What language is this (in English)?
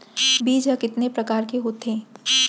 Chhattisgarhi